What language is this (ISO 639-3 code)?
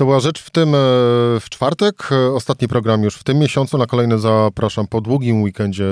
pol